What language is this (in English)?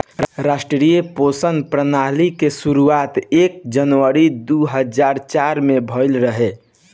Bhojpuri